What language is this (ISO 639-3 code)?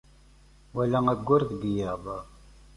kab